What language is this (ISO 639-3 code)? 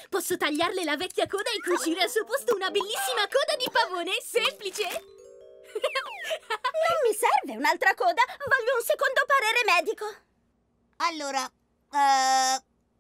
ita